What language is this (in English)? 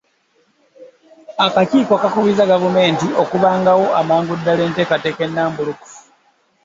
Ganda